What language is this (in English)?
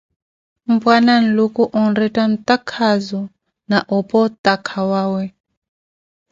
Koti